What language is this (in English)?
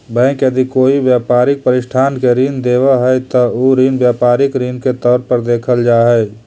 Magahi